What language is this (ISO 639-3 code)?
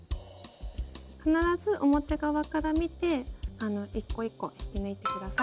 jpn